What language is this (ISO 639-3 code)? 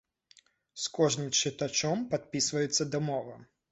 bel